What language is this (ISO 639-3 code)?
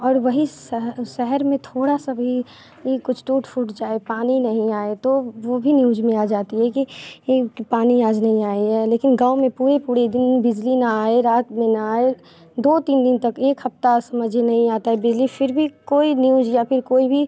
hin